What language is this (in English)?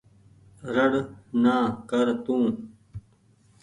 Goaria